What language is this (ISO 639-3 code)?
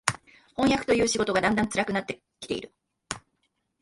jpn